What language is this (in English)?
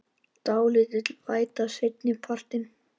Icelandic